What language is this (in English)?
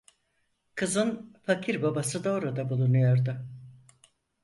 Turkish